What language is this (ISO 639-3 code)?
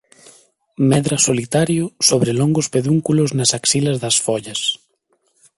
glg